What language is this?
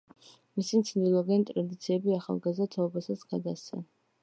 Georgian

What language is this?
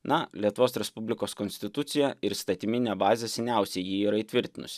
Lithuanian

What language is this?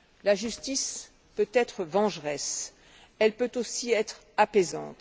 French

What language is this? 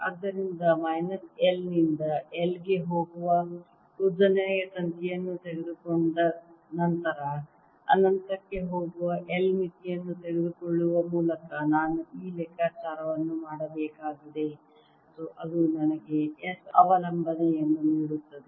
Kannada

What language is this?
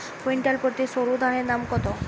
Bangla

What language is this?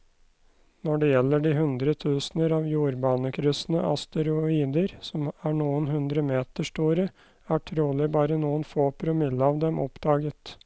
Norwegian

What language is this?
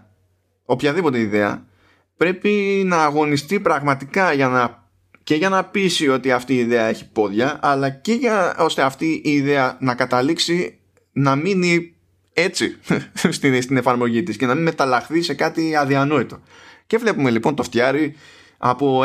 Greek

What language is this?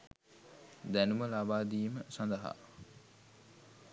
Sinhala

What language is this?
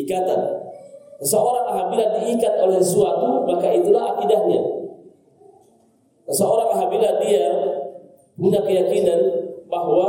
Indonesian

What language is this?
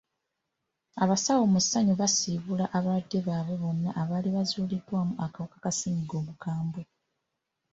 Ganda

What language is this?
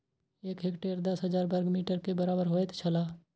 Maithili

